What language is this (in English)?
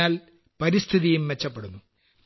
Malayalam